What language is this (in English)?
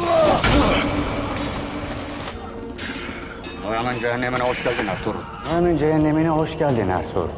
Turkish